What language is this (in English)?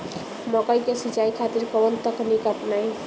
Bhojpuri